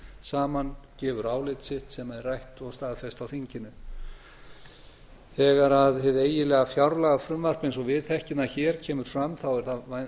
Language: Icelandic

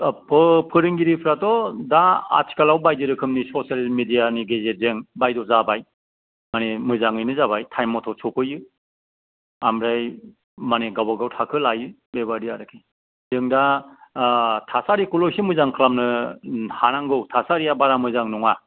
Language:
Bodo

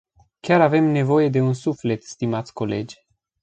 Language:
Romanian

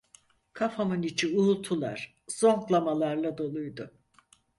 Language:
Turkish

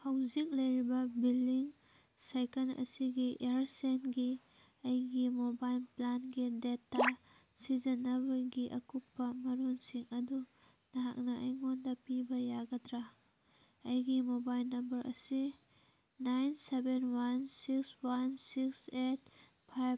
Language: Manipuri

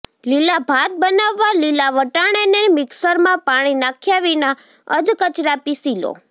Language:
Gujarati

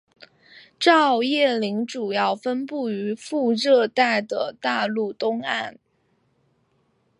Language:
Chinese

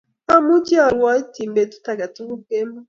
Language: Kalenjin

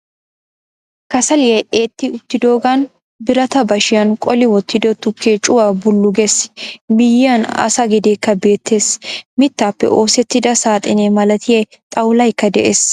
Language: Wolaytta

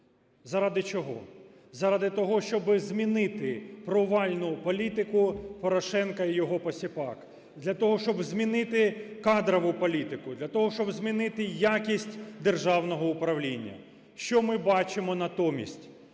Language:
Ukrainian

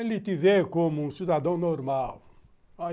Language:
Portuguese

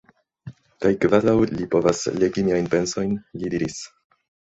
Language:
Esperanto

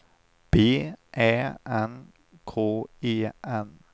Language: Swedish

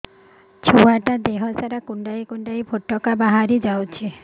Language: Odia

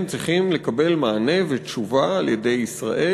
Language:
Hebrew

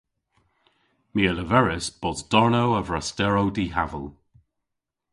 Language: Cornish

